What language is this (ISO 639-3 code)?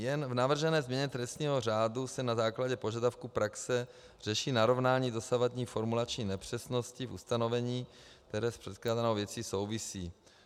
ces